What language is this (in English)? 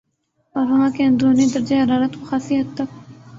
Urdu